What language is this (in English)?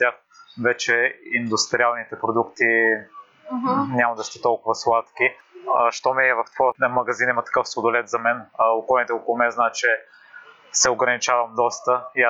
Bulgarian